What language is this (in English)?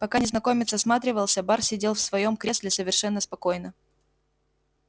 Russian